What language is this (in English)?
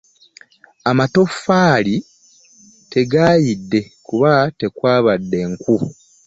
Ganda